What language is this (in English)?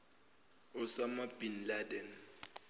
Zulu